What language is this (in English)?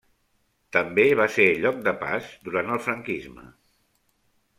Catalan